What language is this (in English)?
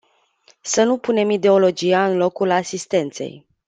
Romanian